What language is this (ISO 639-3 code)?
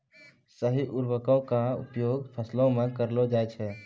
mai